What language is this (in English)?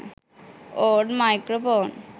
Sinhala